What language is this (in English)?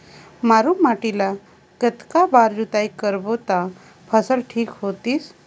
Chhattisgarhi